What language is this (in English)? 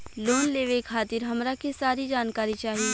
Bhojpuri